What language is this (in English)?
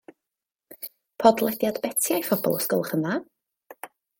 Welsh